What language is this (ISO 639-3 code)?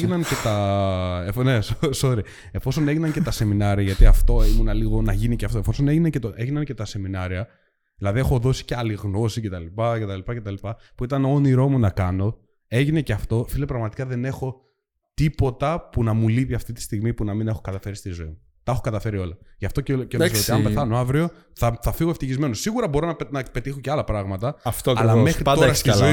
ell